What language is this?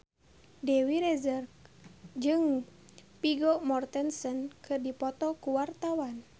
Sundanese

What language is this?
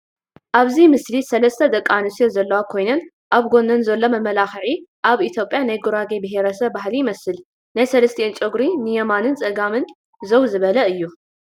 Tigrinya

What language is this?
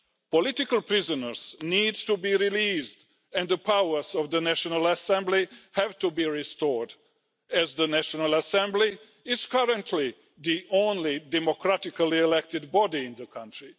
English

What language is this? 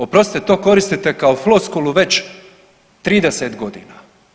Croatian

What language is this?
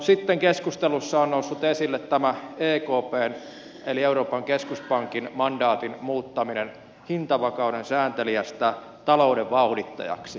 Finnish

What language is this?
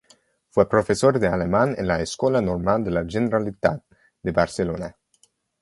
Spanish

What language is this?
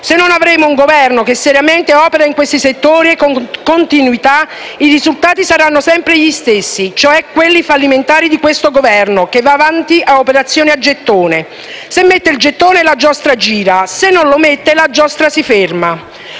Italian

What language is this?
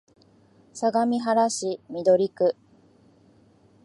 Japanese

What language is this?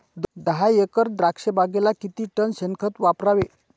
Marathi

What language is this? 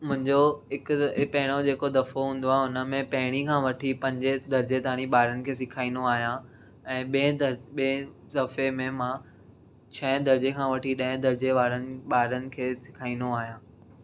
Sindhi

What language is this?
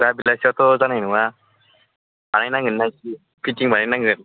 Bodo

